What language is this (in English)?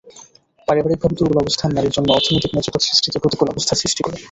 Bangla